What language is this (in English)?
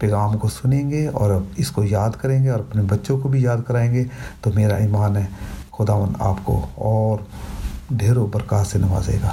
Urdu